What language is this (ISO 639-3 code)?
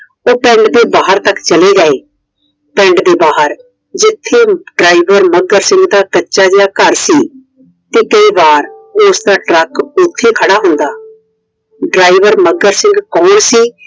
pan